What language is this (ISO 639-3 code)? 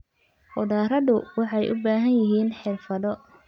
som